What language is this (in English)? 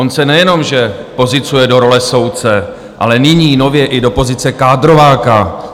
Czech